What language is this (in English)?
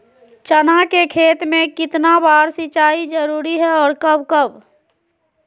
Magahi